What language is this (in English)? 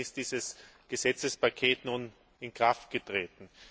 German